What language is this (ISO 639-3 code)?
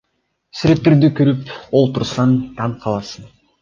kir